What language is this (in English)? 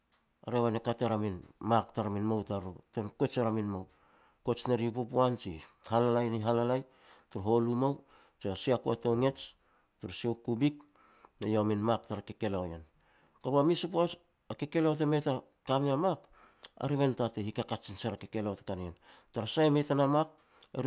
Petats